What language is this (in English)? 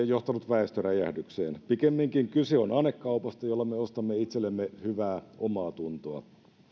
Finnish